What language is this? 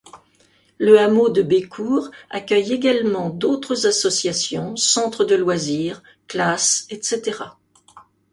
French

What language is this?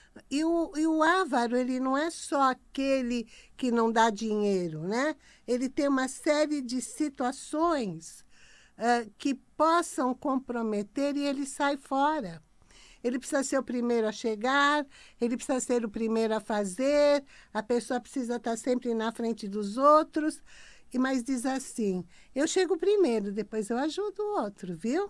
Portuguese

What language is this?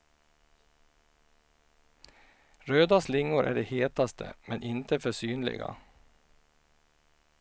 Swedish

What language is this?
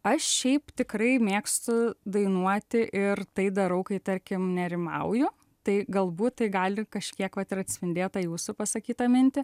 Lithuanian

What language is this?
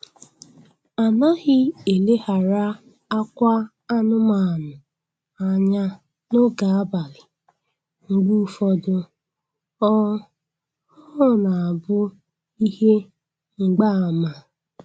Igbo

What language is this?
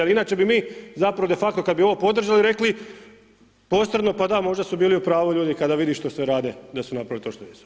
Croatian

